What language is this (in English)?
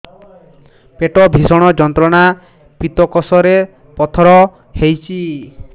Odia